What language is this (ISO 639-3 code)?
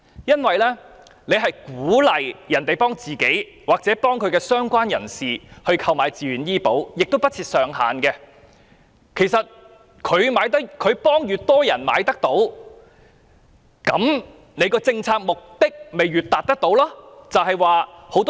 yue